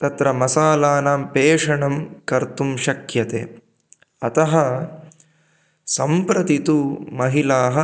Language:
Sanskrit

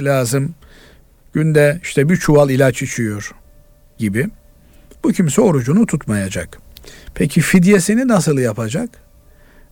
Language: Turkish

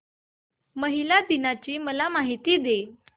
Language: Marathi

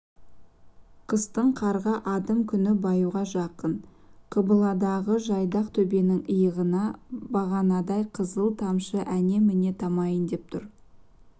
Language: Kazakh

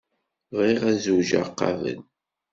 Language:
Kabyle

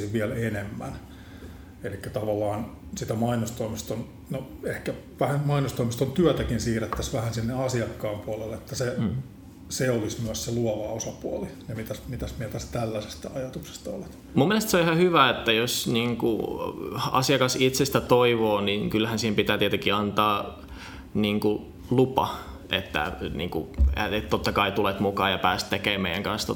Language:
Finnish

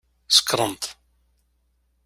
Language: Kabyle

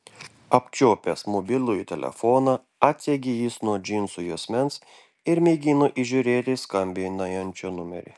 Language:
Lithuanian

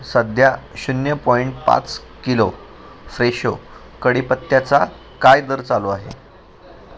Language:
Marathi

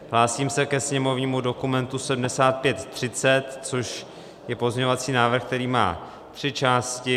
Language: Czech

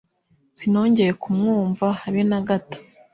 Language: Kinyarwanda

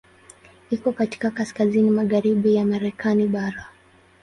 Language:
Swahili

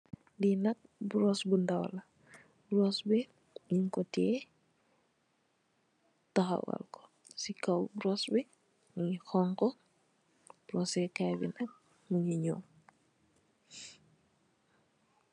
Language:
Wolof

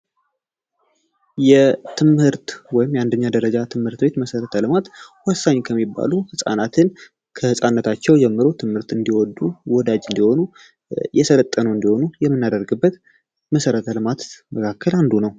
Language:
Amharic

